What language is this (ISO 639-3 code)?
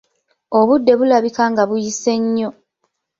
lug